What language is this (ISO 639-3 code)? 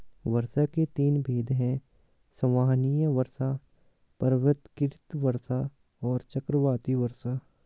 hin